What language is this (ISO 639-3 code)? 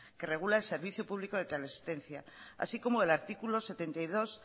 spa